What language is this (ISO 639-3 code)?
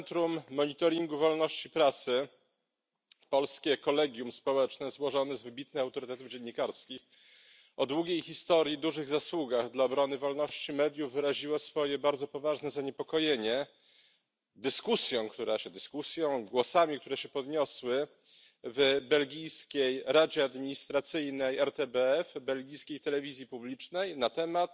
pol